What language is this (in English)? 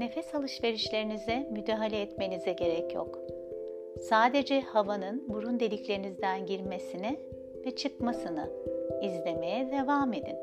Turkish